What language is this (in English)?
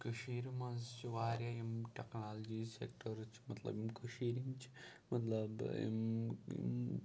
Kashmiri